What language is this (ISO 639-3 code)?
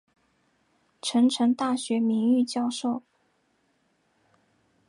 zho